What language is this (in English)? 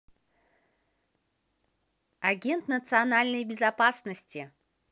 Russian